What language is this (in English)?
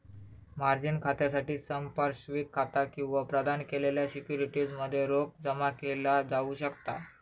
Marathi